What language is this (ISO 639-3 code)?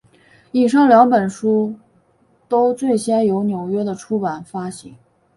zho